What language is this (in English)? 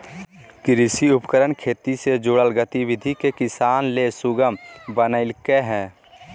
Magahi